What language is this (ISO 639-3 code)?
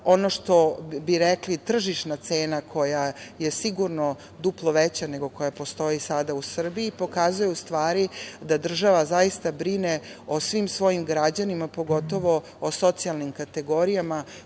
srp